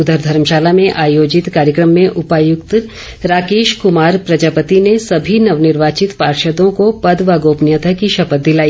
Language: Hindi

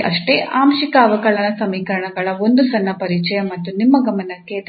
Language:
Kannada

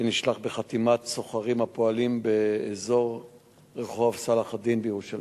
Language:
Hebrew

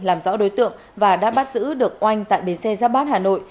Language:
Vietnamese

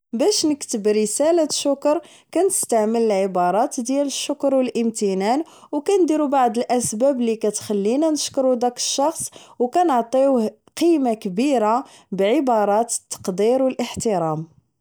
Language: Moroccan Arabic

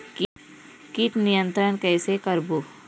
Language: Chhattisgarhi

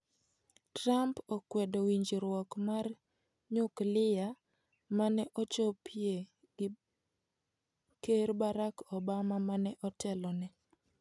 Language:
Luo (Kenya and Tanzania)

